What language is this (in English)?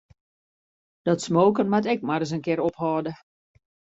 Western Frisian